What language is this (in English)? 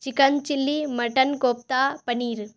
Urdu